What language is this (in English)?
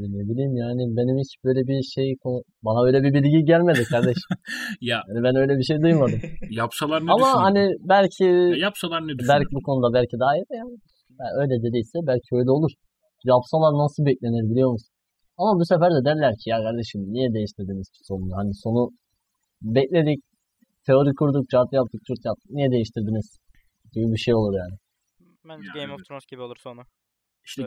Turkish